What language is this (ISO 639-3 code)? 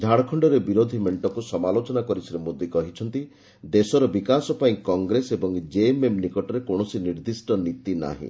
ori